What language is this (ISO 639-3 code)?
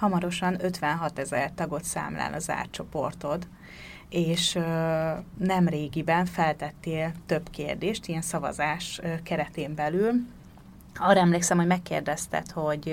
hun